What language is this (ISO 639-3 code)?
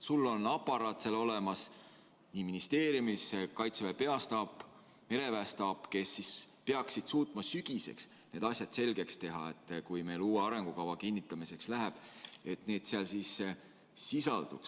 est